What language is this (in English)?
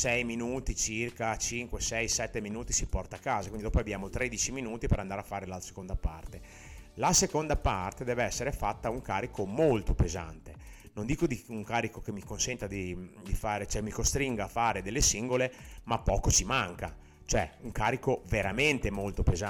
Italian